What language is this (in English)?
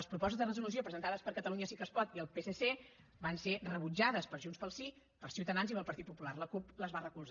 Catalan